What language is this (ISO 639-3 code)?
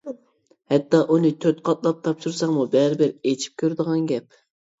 uig